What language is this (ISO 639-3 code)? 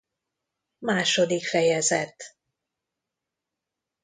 hun